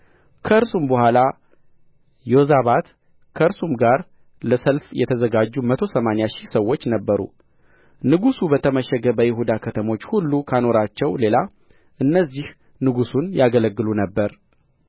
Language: Amharic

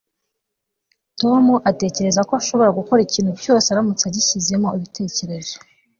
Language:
Kinyarwanda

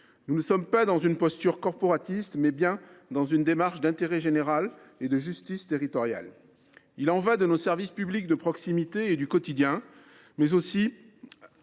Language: French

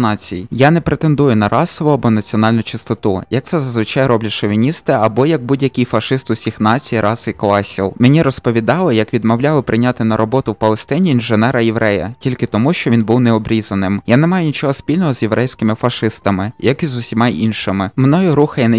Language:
Ukrainian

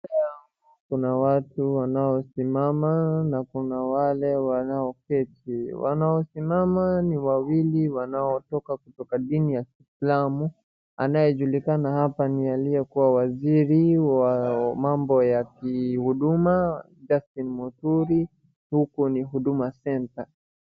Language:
Swahili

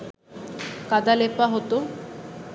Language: Bangla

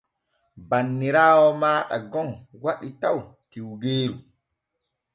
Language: Borgu Fulfulde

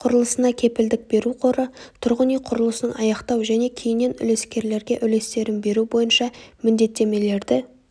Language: Kazakh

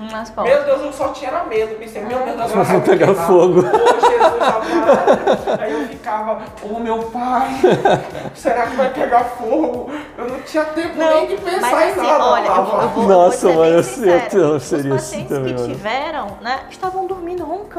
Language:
Portuguese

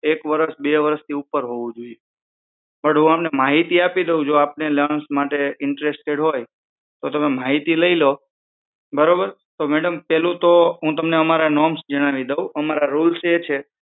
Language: Gujarati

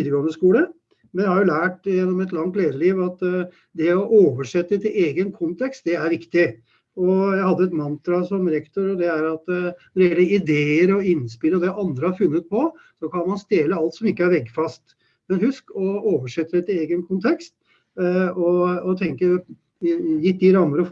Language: Norwegian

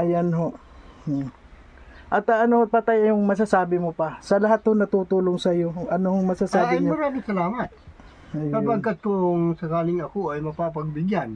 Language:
Filipino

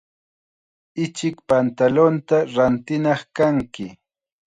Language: Chiquián Ancash Quechua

